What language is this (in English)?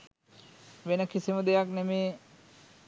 Sinhala